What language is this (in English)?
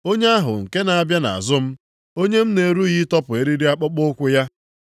Igbo